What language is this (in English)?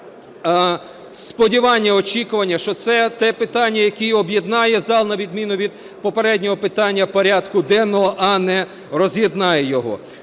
Ukrainian